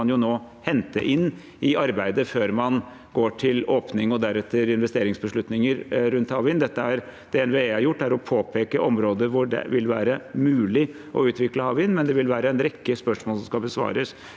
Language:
Norwegian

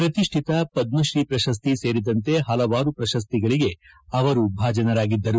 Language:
Kannada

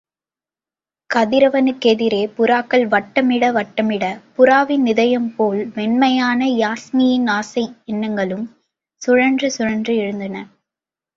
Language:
Tamil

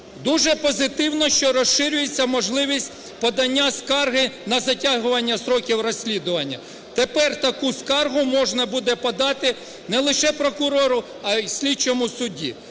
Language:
Ukrainian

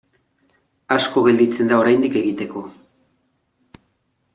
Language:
Basque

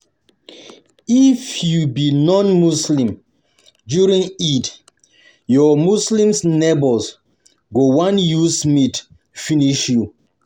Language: Nigerian Pidgin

